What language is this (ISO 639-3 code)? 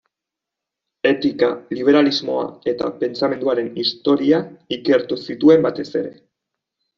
eus